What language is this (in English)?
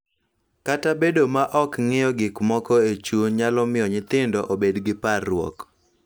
Luo (Kenya and Tanzania)